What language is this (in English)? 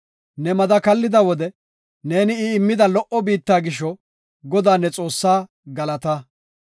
Gofa